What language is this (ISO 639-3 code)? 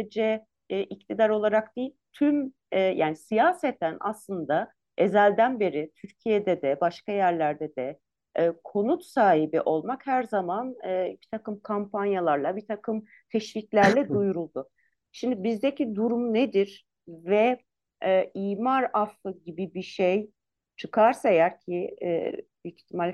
tur